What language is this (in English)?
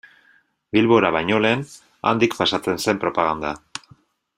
Basque